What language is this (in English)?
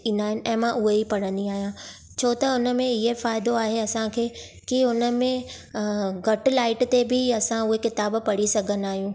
Sindhi